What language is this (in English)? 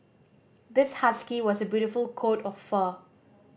English